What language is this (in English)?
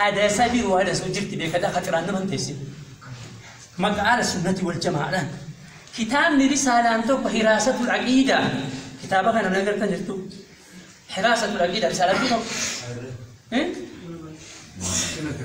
Arabic